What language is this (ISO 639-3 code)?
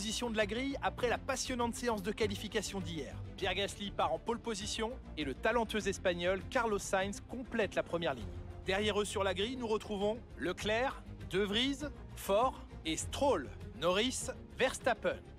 fra